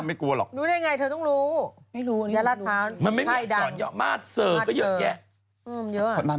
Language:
Thai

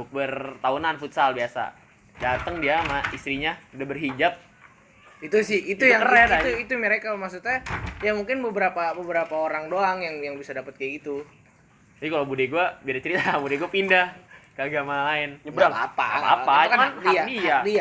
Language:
Indonesian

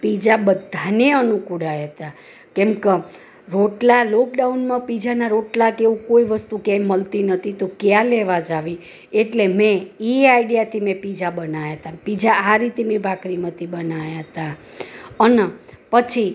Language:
Gujarati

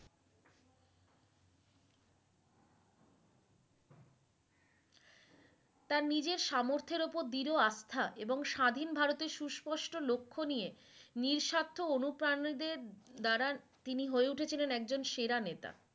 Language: Bangla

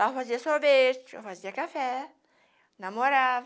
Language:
Portuguese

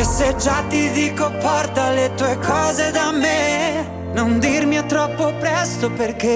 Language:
Italian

